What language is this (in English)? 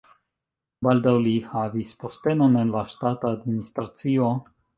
Esperanto